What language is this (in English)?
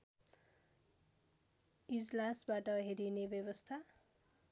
Nepali